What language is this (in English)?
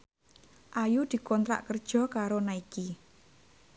Javanese